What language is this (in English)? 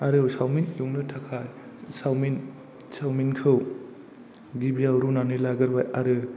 Bodo